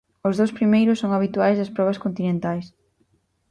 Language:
Galician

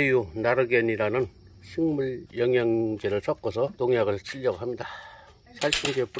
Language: Korean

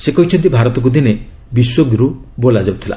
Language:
Odia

